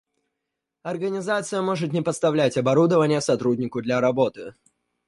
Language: Russian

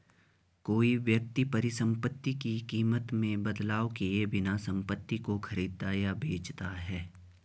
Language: Hindi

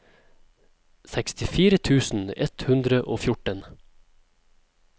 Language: Norwegian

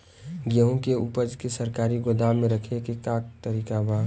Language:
Bhojpuri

